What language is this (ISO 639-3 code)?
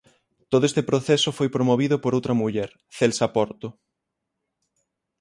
glg